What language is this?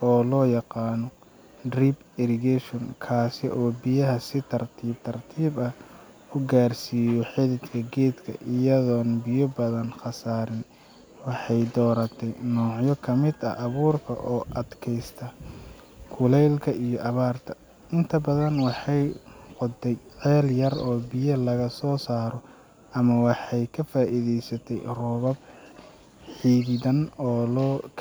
Somali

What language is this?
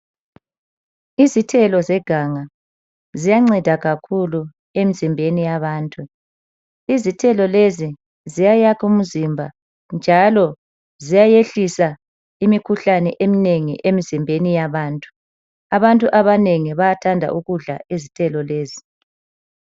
North Ndebele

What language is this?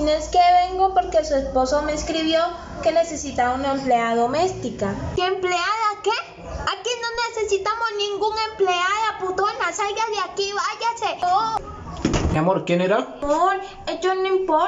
Spanish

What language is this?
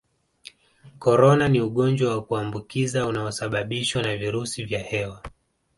Swahili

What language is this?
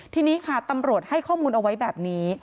Thai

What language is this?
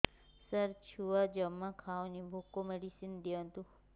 Odia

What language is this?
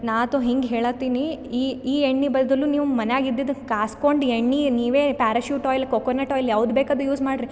Kannada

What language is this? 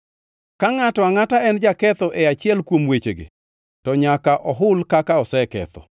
Luo (Kenya and Tanzania)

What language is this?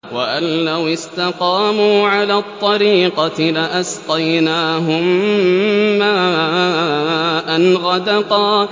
Arabic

